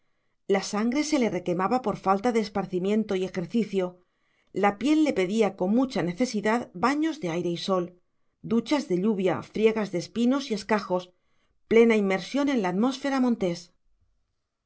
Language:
Spanish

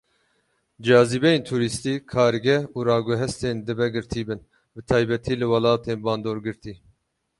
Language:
Kurdish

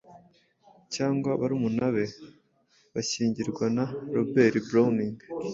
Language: Kinyarwanda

